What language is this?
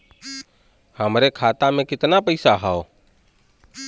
Bhojpuri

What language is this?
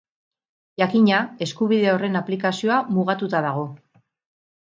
Basque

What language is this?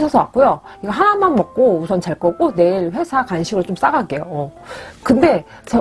Korean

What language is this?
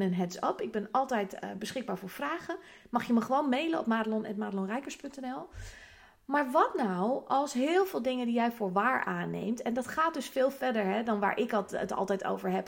Dutch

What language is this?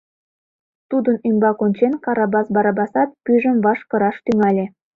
Mari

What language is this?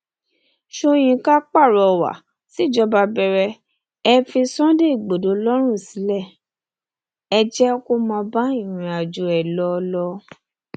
Yoruba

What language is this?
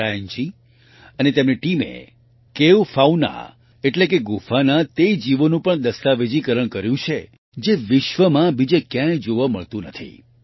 Gujarati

